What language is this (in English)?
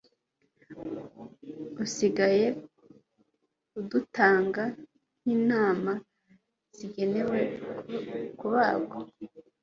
Kinyarwanda